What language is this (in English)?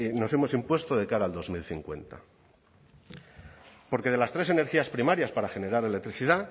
Spanish